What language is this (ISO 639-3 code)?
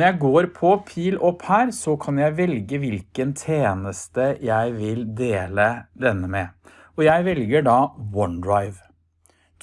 nor